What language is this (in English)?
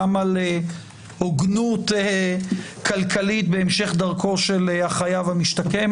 Hebrew